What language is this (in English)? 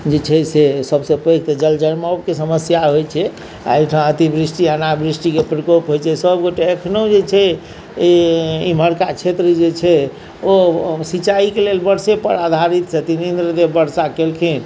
Maithili